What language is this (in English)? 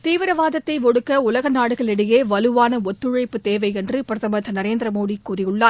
Tamil